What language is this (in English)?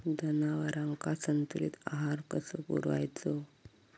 Marathi